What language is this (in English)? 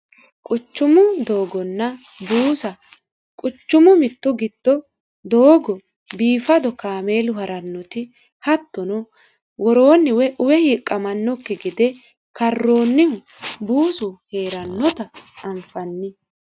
Sidamo